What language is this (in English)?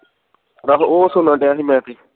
Punjabi